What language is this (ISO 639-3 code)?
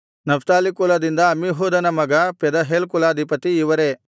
kan